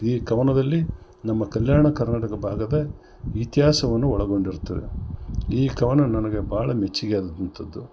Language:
Kannada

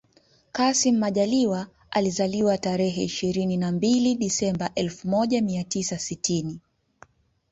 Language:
Swahili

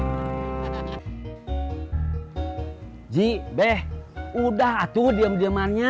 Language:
Indonesian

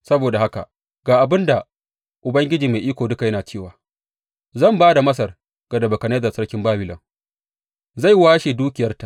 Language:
Hausa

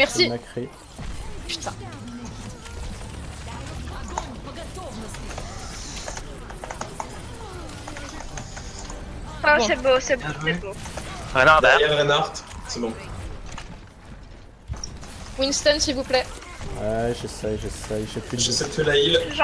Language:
French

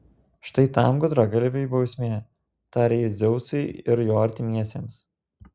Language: Lithuanian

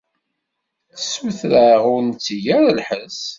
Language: Kabyle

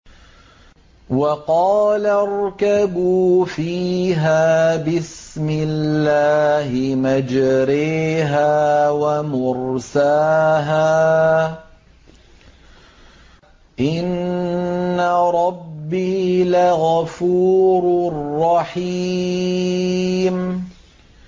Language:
Arabic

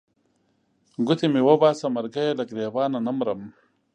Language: Pashto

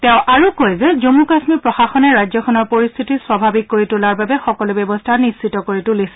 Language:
Assamese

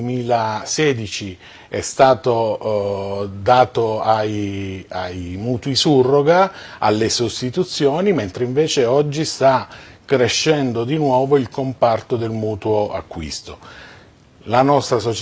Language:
Italian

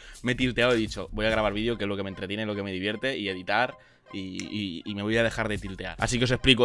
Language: Spanish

